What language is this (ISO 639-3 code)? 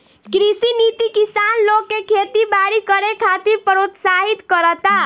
bho